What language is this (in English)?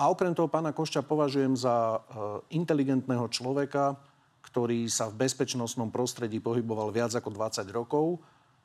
Slovak